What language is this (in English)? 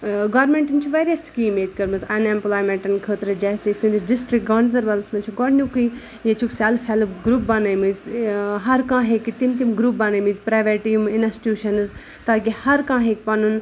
Kashmiri